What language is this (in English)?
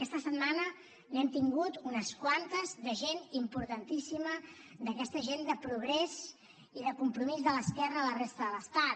Catalan